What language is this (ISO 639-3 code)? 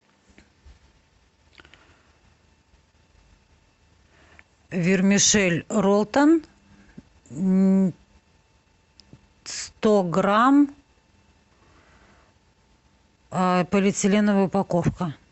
rus